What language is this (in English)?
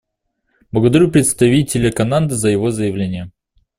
Russian